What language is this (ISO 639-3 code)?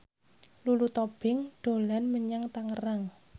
jav